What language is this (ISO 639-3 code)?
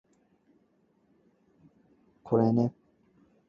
yue